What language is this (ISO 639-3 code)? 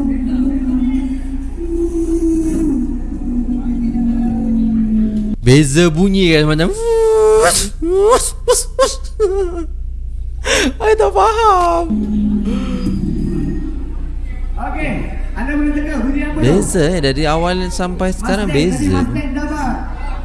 msa